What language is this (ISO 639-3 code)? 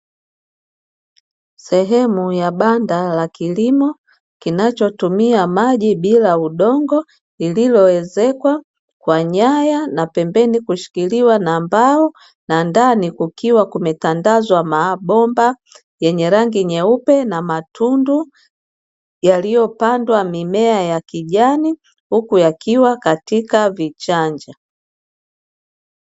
swa